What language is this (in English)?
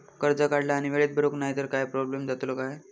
Marathi